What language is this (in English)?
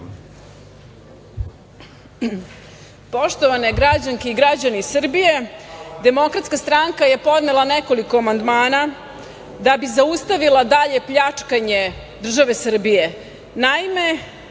Serbian